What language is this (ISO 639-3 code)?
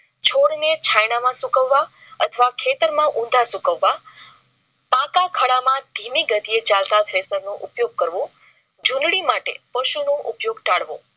guj